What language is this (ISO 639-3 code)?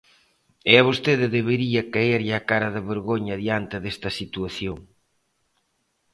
glg